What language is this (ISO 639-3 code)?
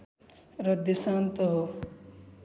nep